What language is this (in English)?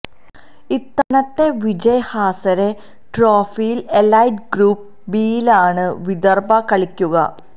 Malayalam